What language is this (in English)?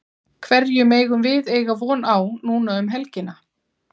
Icelandic